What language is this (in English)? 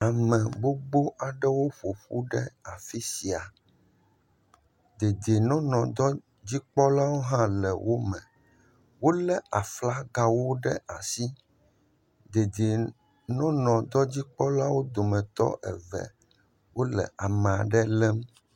Ewe